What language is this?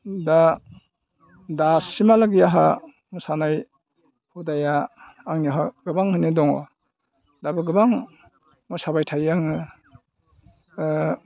Bodo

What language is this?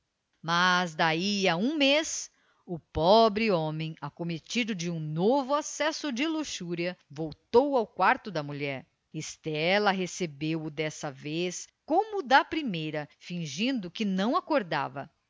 Portuguese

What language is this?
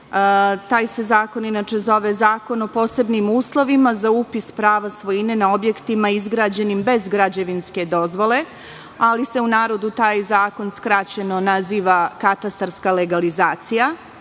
Serbian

